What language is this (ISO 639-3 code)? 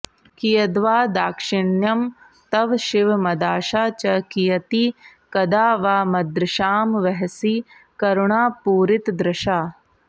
san